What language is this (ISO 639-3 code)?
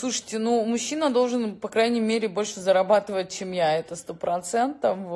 rus